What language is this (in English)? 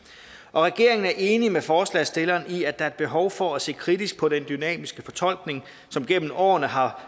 Danish